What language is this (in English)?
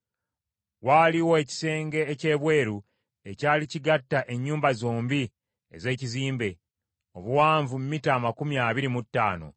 Ganda